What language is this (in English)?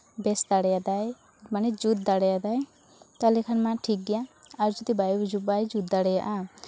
Santali